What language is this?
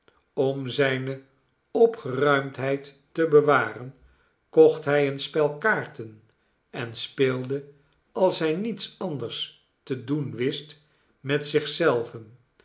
Dutch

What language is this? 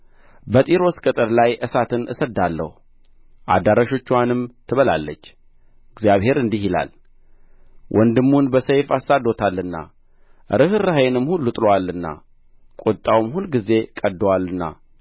Amharic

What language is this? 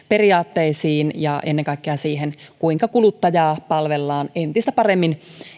Finnish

